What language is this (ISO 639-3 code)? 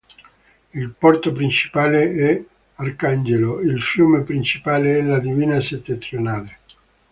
ita